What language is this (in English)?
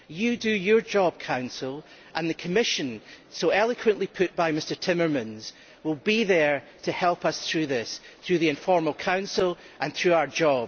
English